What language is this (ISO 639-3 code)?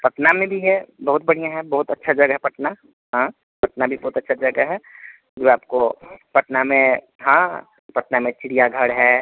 hin